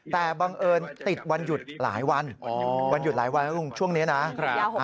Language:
Thai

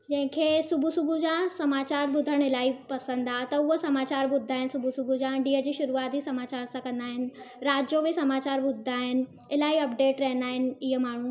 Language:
Sindhi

